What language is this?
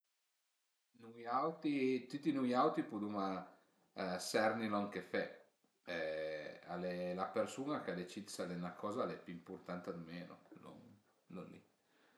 Piedmontese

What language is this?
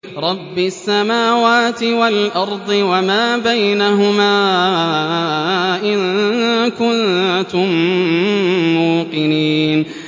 Arabic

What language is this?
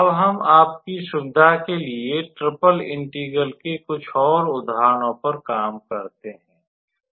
Hindi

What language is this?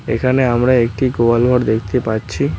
Bangla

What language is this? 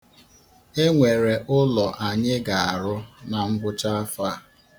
Igbo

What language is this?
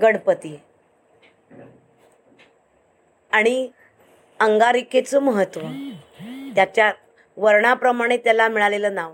Marathi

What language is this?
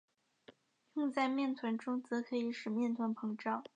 Chinese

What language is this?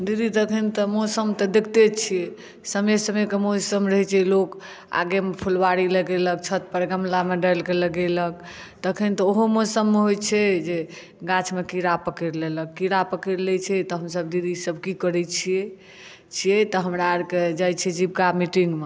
Maithili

